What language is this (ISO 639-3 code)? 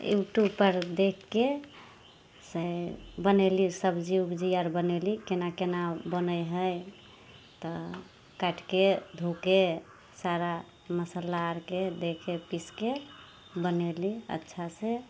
mai